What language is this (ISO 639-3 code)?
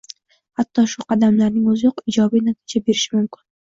uzb